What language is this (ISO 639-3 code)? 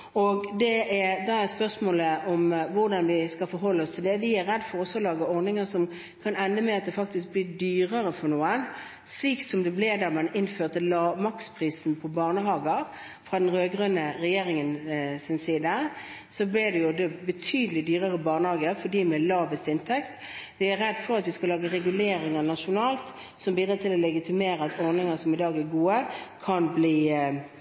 nob